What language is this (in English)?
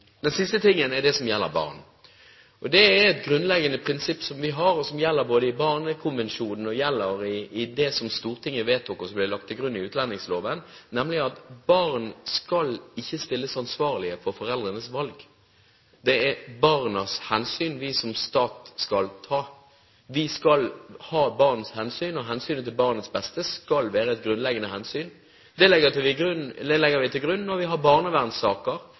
Norwegian Bokmål